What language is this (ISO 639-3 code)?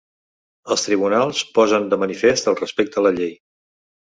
cat